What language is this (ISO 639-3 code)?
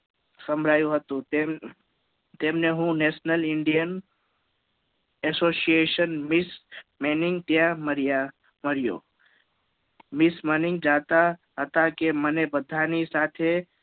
guj